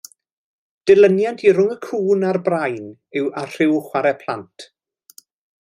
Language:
Welsh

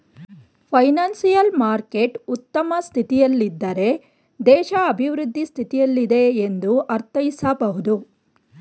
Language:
Kannada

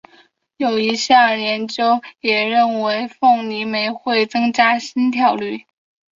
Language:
Chinese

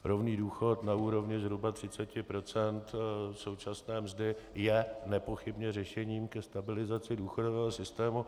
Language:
Czech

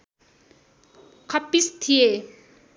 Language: Nepali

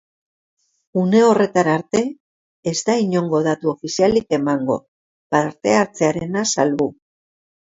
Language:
Basque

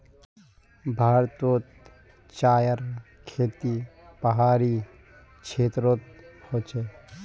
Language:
Magahi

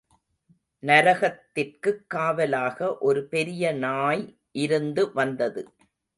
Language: Tamil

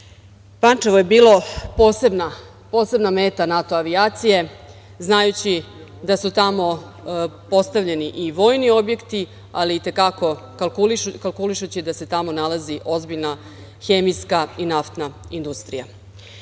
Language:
Serbian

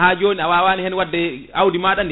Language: Fula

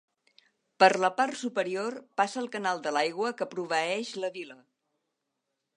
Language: Catalan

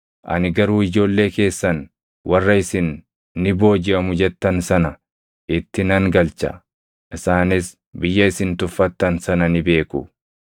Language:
Oromo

